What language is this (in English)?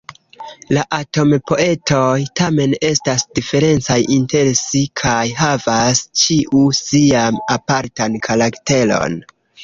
Esperanto